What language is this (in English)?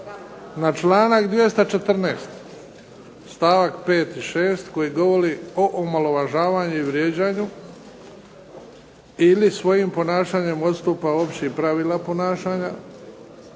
Croatian